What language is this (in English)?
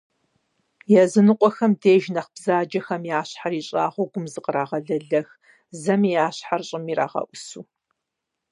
Kabardian